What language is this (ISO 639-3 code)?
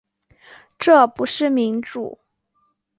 zho